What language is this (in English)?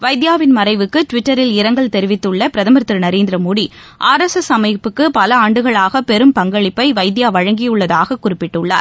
Tamil